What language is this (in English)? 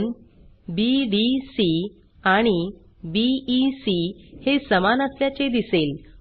Marathi